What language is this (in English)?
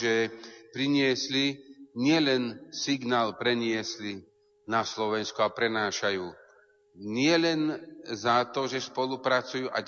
Slovak